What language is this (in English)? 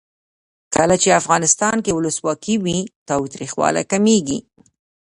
Pashto